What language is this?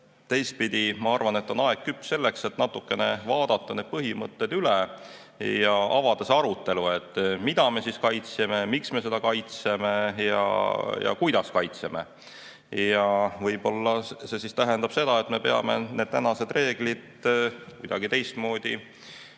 Estonian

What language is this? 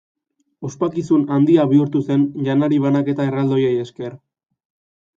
Basque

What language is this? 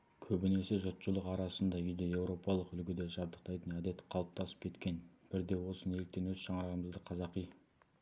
Kazakh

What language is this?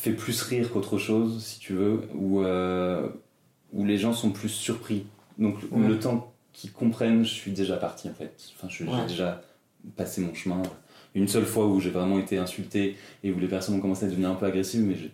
French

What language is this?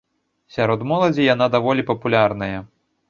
Belarusian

